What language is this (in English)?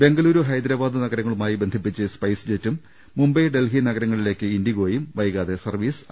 Malayalam